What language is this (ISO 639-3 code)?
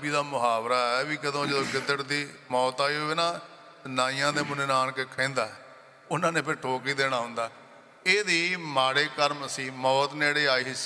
pan